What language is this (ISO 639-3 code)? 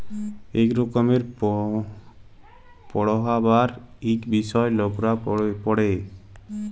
ben